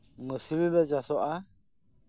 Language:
Santali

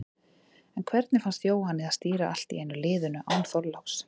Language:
Icelandic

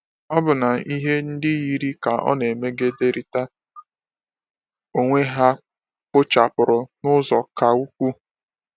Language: Igbo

